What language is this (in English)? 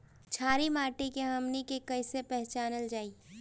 Bhojpuri